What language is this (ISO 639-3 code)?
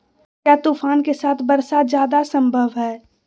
mag